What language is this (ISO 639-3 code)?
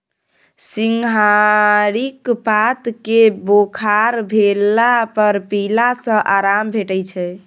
mai